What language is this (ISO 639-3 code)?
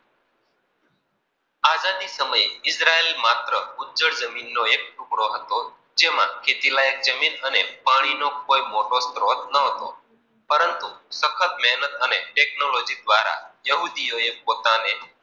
guj